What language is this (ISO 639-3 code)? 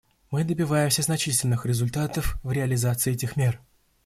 rus